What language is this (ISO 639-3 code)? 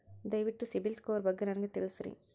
kan